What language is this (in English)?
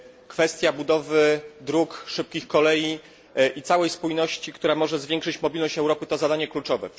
Polish